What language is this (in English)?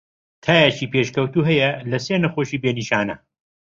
Central Kurdish